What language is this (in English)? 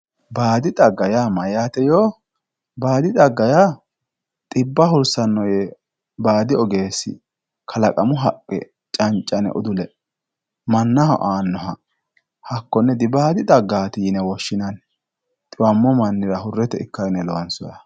Sidamo